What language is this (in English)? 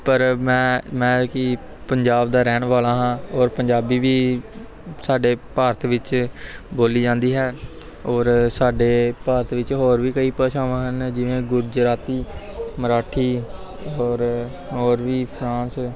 Punjabi